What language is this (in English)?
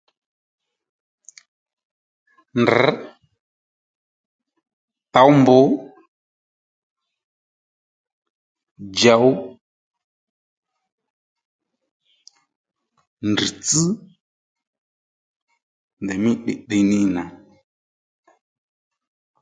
Lendu